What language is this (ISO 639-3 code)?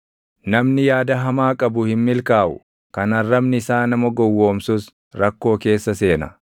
orm